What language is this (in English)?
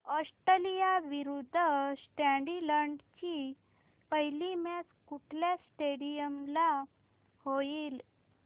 Marathi